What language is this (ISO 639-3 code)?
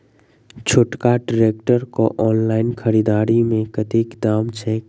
mai